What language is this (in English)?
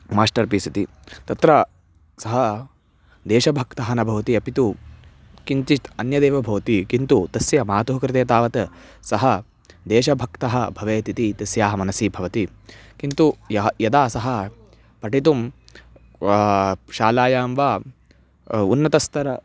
Sanskrit